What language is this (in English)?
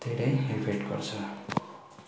Nepali